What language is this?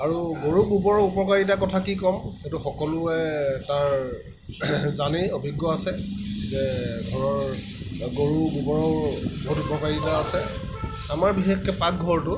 Assamese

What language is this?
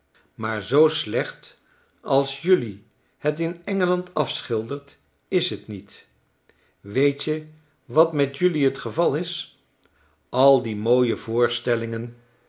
Dutch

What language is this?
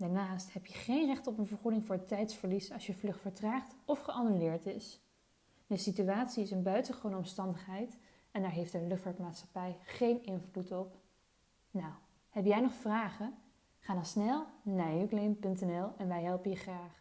Dutch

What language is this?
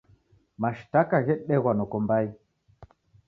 Taita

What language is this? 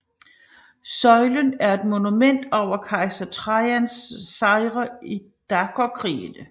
Danish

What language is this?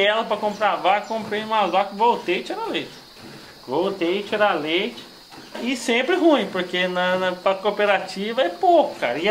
Portuguese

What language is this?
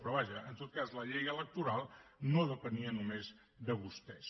Catalan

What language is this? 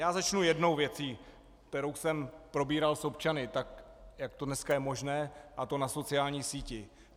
Czech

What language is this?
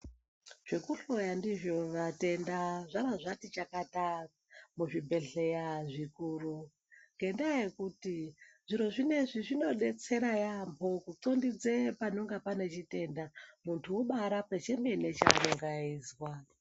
Ndau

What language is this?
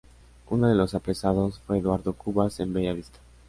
Spanish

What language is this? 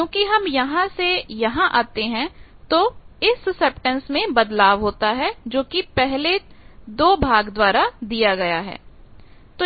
Hindi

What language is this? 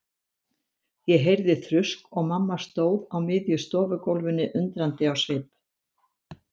Icelandic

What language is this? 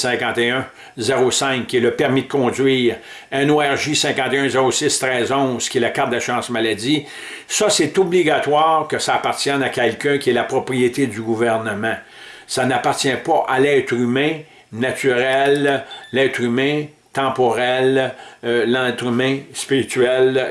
French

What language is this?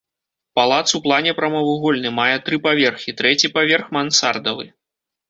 Belarusian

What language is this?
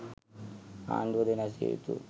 Sinhala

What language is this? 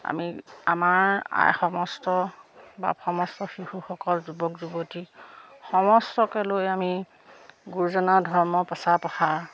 Assamese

